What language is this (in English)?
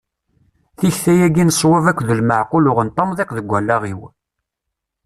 Kabyle